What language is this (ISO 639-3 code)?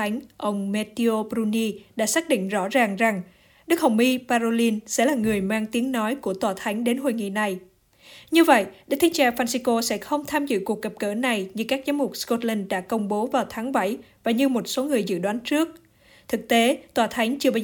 vie